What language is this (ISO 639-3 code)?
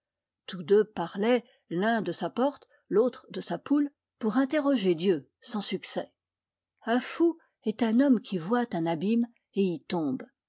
fra